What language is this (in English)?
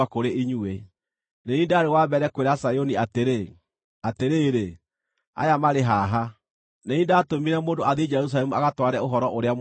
Kikuyu